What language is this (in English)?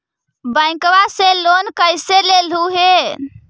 Magahi